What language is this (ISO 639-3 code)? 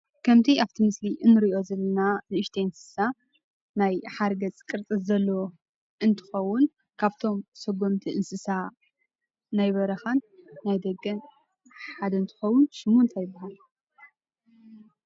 tir